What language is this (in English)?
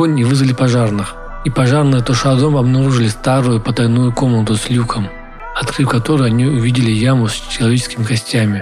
Russian